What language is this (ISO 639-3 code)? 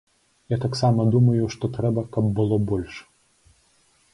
bel